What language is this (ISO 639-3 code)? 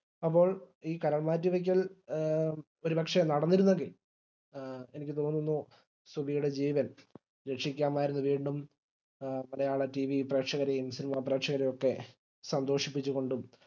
mal